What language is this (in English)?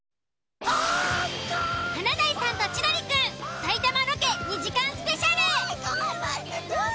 Japanese